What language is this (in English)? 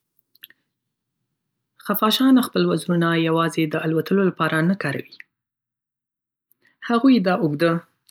Pashto